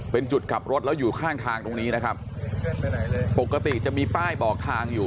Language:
Thai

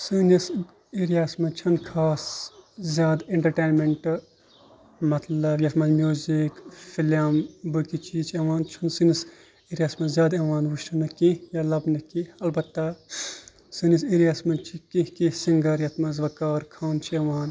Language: Kashmiri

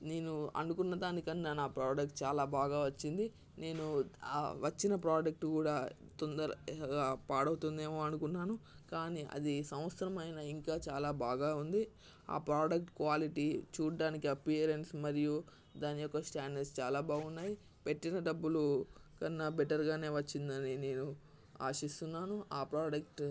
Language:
Telugu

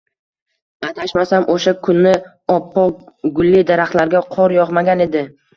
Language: Uzbek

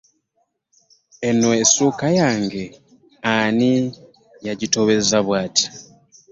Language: Ganda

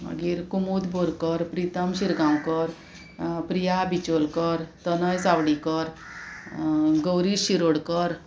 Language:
Konkani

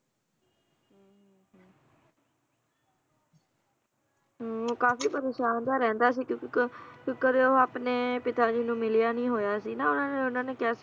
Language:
Punjabi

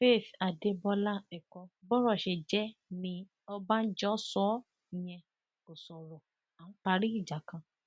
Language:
Yoruba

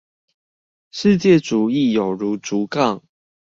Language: Chinese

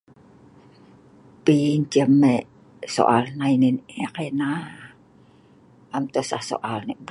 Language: Sa'ban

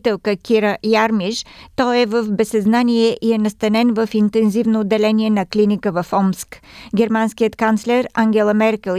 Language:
Bulgarian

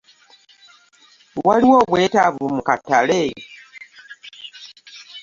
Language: Ganda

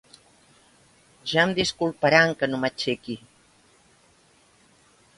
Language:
Catalan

